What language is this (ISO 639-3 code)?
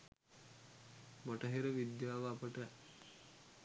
sin